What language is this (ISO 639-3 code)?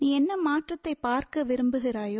tam